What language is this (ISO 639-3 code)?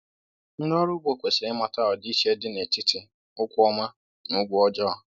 ibo